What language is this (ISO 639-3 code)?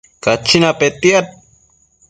mcf